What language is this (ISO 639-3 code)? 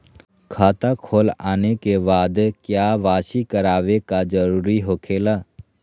mag